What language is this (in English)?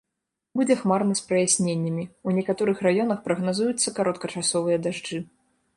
Belarusian